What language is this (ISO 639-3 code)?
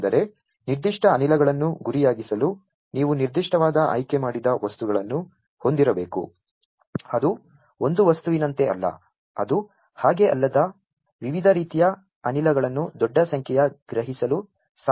kan